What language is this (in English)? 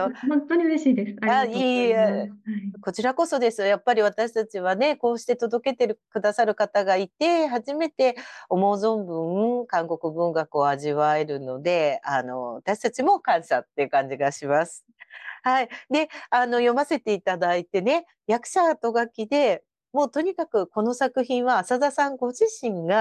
Japanese